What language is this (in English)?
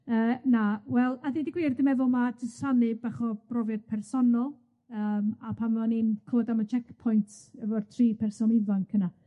Welsh